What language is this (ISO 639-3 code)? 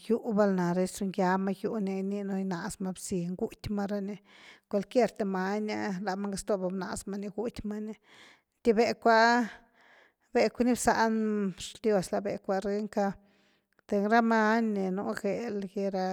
ztu